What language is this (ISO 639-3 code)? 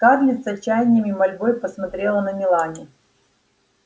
rus